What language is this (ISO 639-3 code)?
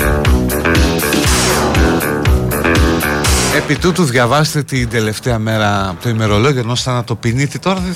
ell